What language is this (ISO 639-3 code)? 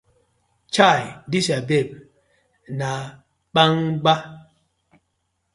pcm